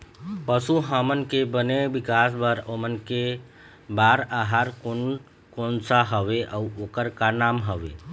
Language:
Chhattisgarhi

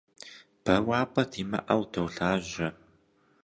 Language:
Kabardian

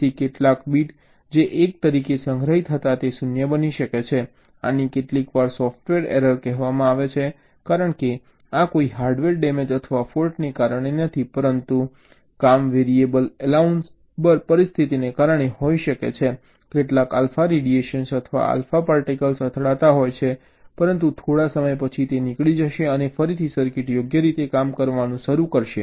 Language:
Gujarati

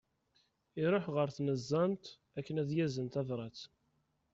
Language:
Kabyle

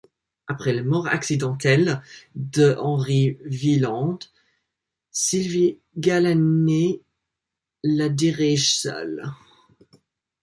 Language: French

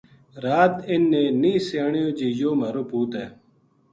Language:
Gujari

